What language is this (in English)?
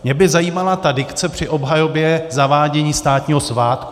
Czech